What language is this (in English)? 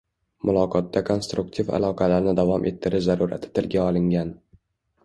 Uzbek